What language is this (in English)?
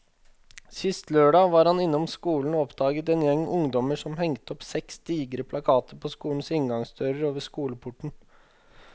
Norwegian